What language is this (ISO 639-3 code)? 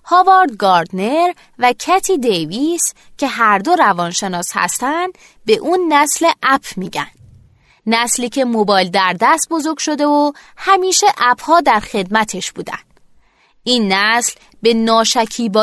fas